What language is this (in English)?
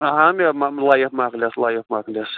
Kashmiri